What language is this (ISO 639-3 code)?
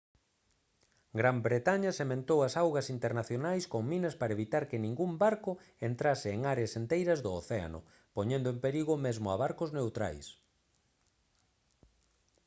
glg